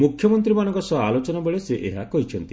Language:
Odia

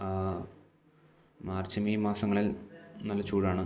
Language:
Malayalam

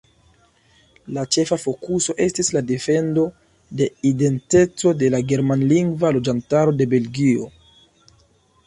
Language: Esperanto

